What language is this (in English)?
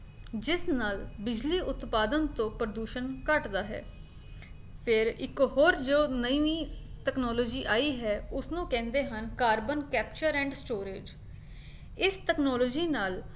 Punjabi